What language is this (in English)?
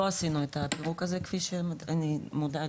Hebrew